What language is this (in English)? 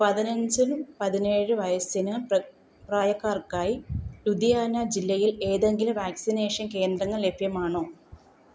Malayalam